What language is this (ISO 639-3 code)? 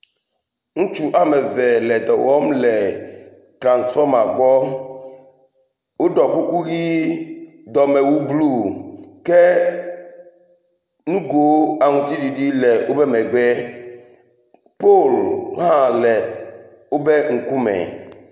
ewe